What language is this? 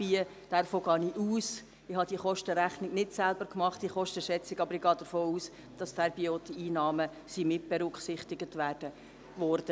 Swiss German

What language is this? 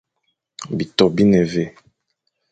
Fang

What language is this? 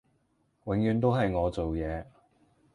Cantonese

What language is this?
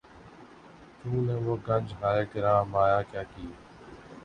Urdu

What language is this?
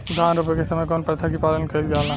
Bhojpuri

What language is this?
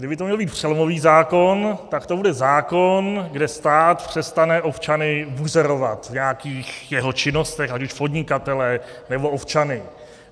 Czech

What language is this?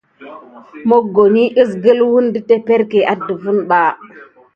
Gidar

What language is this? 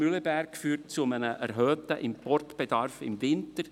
Swiss German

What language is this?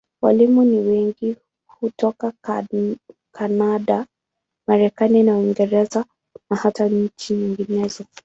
Swahili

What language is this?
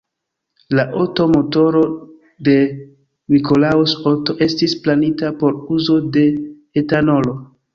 Esperanto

